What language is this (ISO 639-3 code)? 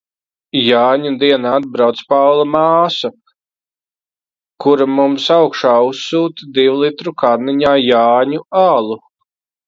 lav